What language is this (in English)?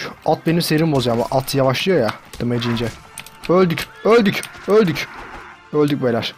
Turkish